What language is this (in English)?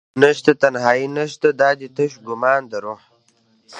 Pashto